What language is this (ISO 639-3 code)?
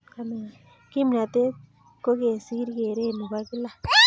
kln